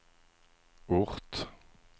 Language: Swedish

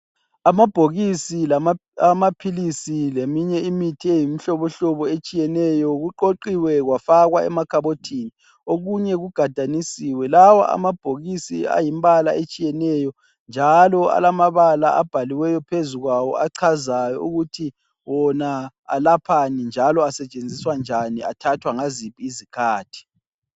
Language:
North Ndebele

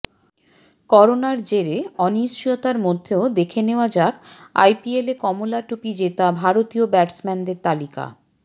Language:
Bangla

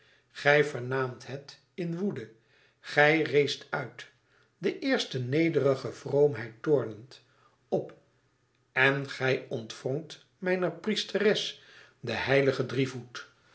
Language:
Dutch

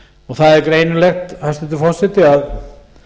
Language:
Icelandic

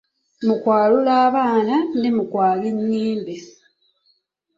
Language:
Ganda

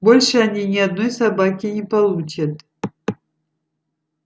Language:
Russian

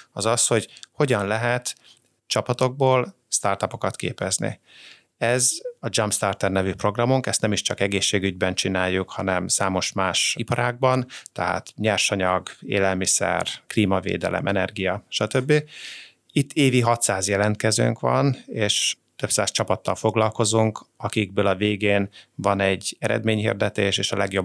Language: Hungarian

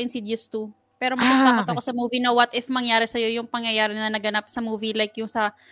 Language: Filipino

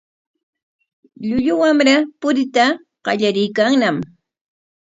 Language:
Corongo Ancash Quechua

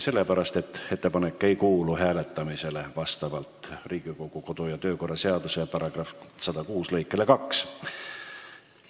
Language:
Estonian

